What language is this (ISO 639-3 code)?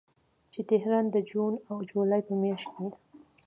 pus